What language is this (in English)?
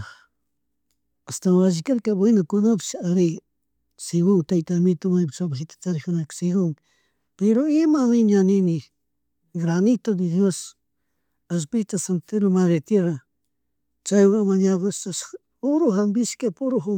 Chimborazo Highland Quichua